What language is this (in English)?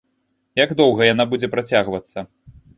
Belarusian